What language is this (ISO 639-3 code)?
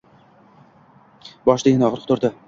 uzb